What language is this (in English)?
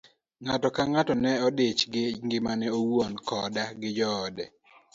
Luo (Kenya and Tanzania)